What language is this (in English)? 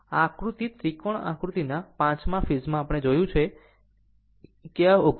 Gujarati